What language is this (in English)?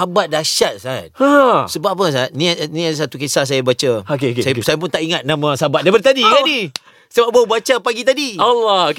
Malay